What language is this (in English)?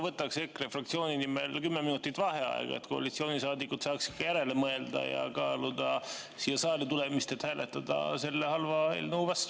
Estonian